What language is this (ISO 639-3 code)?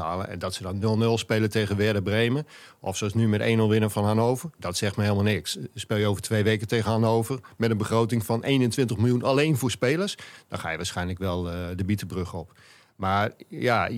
nld